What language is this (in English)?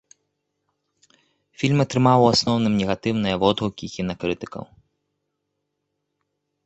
Belarusian